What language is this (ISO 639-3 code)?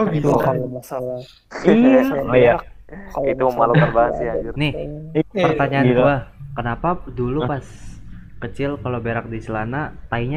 ind